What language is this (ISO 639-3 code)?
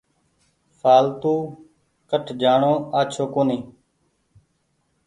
gig